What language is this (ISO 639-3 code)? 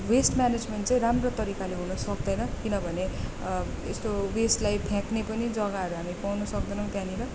nep